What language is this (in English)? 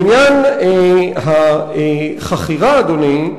Hebrew